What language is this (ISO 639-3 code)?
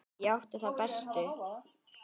isl